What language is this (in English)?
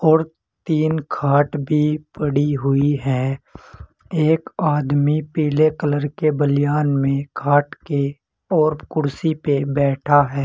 Hindi